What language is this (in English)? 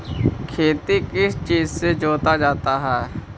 Magahi